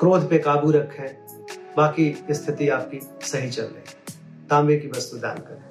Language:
Hindi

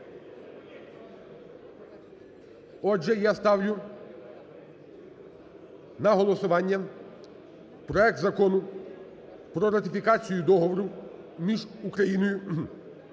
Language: Ukrainian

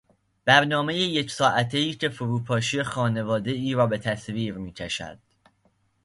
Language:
Persian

